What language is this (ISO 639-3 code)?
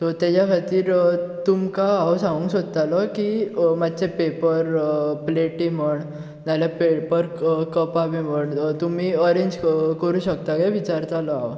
kok